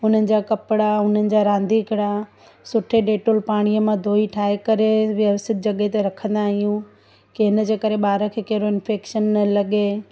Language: Sindhi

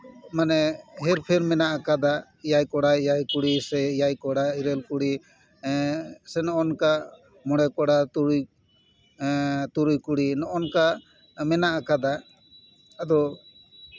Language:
Santali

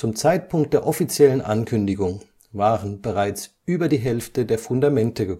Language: German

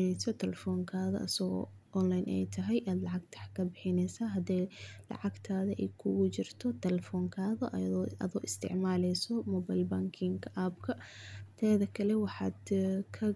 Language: Somali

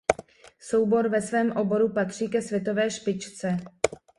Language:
Czech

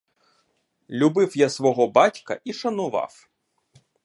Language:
Ukrainian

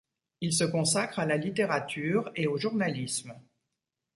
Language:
French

